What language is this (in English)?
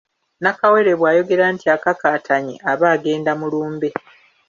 Ganda